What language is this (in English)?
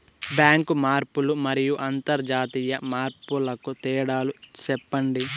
Telugu